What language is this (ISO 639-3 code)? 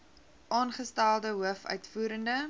afr